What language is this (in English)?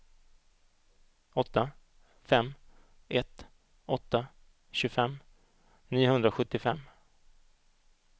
Swedish